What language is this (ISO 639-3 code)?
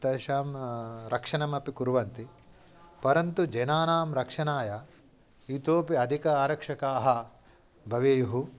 san